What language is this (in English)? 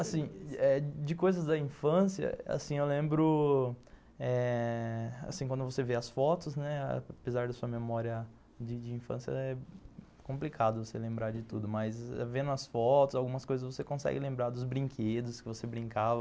Portuguese